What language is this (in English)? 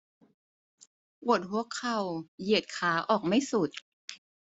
Thai